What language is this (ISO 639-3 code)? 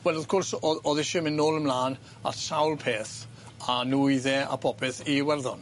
cym